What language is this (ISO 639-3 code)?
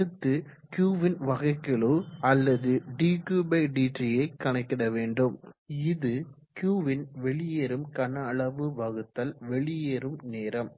tam